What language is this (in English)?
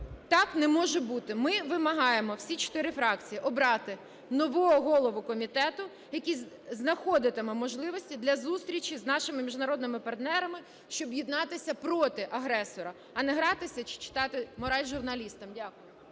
Ukrainian